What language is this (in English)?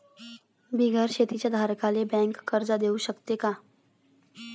Marathi